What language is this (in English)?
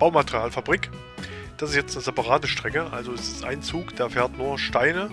German